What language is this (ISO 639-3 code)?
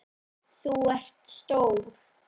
isl